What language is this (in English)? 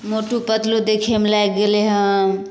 Maithili